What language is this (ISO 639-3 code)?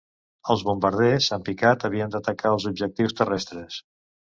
cat